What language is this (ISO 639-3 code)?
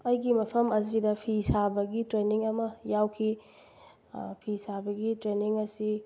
mni